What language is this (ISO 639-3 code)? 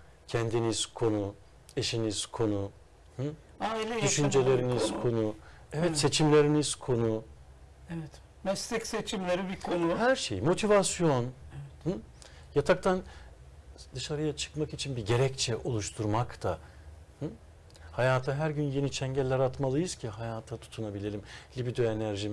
tur